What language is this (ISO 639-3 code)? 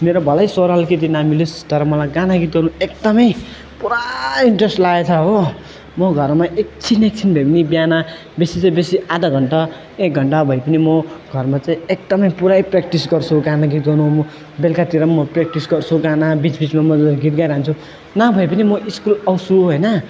nep